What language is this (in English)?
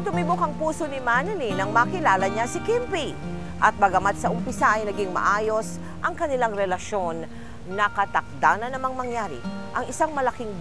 Filipino